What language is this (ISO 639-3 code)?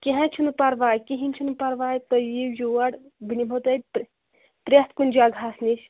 kas